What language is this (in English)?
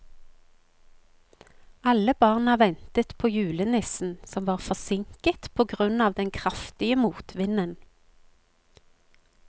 Norwegian